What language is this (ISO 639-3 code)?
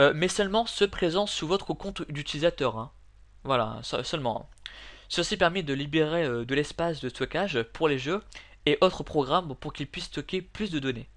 fra